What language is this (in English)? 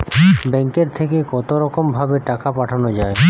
Bangla